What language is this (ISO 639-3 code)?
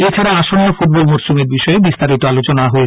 ben